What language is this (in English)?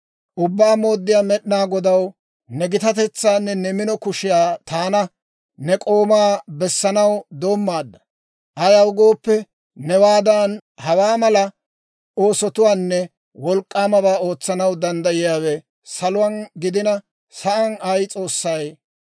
Dawro